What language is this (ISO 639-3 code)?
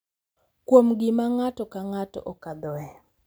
luo